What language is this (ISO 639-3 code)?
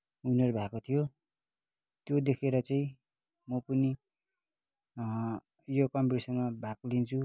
nep